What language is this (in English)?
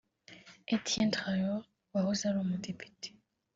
Kinyarwanda